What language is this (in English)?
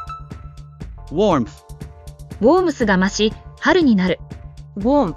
Japanese